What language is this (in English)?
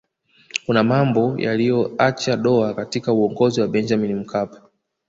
Swahili